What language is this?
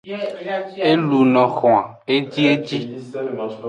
Aja (Benin)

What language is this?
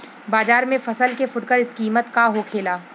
Bhojpuri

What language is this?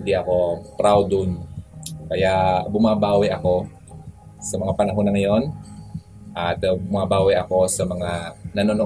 Filipino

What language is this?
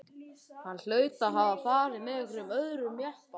Icelandic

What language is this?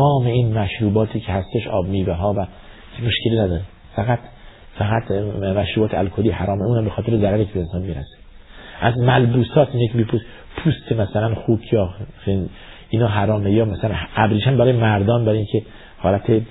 Persian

